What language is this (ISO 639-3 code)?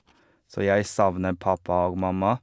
nor